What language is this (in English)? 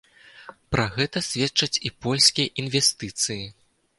Belarusian